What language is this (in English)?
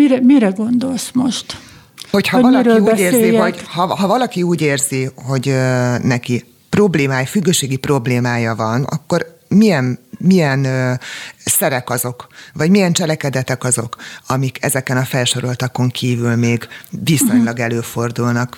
Hungarian